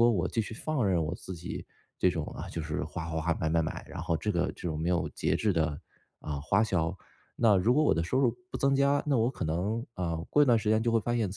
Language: Chinese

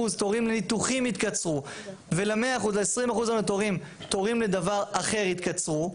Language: Hebrew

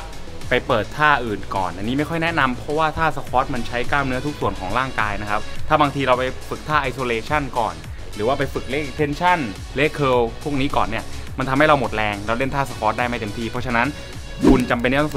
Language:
Thai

